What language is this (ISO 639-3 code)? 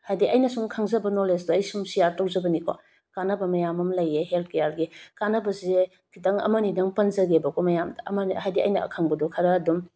mni